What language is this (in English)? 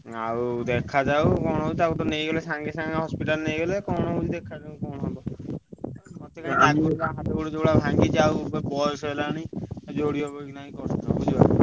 Odia